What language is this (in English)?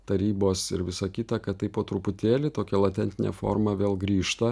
Lithuanian